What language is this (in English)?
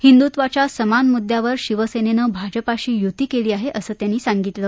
Marathi